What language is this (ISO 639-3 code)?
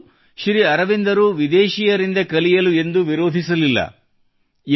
kan